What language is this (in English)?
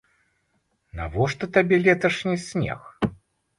Belarusian